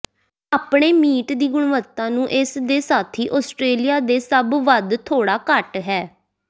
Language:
Punjabi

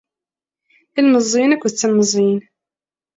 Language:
Kabyle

